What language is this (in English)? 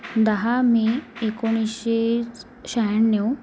Marathi